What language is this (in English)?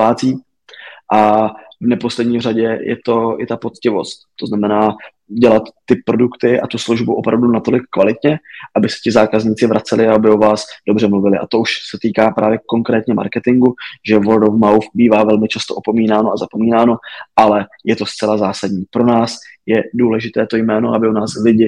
Czech